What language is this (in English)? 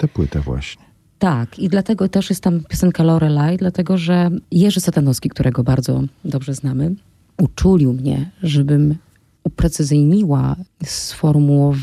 Polish